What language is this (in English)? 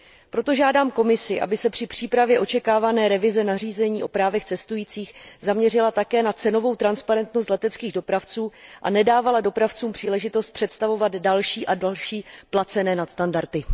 Czech